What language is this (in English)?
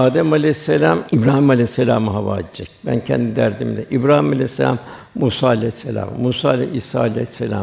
Turkish